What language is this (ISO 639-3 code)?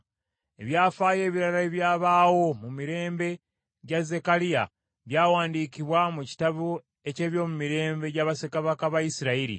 lug